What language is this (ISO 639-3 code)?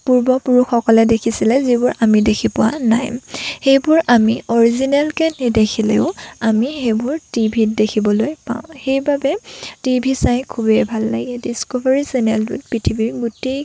asm